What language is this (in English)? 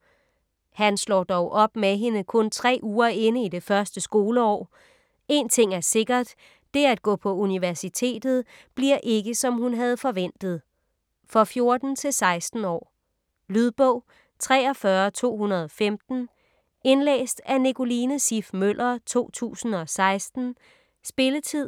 Danish